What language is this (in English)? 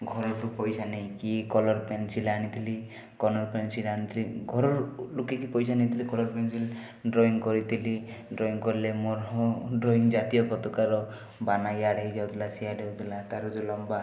Odia